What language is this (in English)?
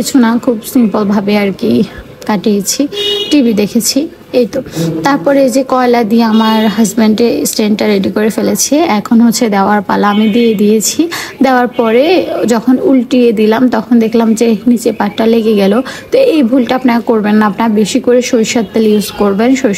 Bangla